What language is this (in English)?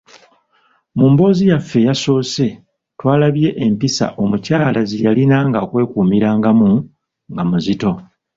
Ganda